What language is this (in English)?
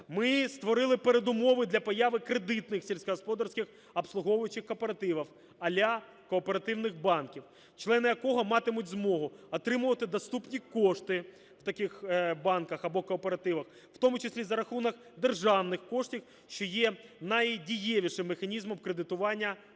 Ukrainian